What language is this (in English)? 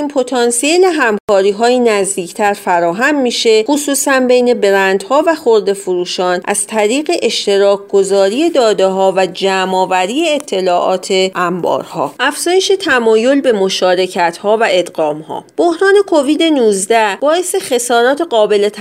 Persian